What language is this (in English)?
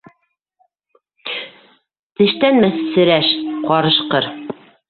Bashkir